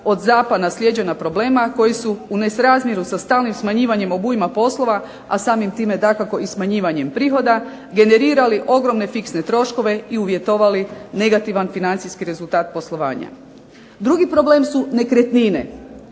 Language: Croatian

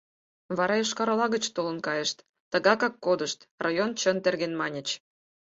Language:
Mari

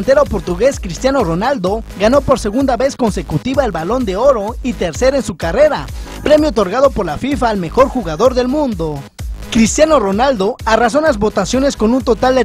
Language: Spanish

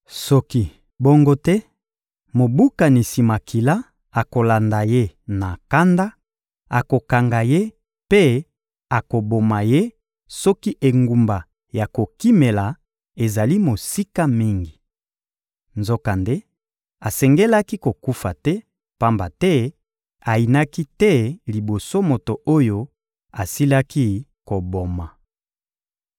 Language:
Lingala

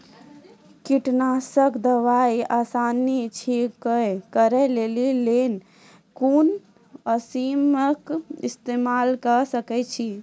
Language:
Maithili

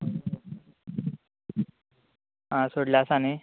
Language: Konkani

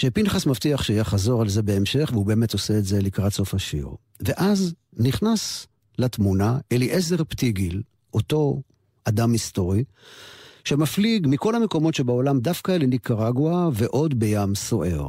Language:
Hebrew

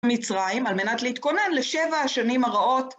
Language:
Hebrew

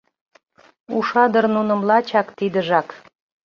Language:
Mari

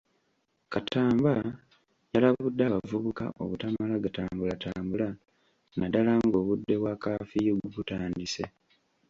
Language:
Ganda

